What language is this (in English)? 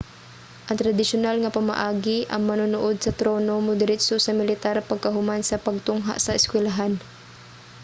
Cebuano